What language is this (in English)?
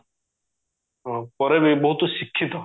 Odia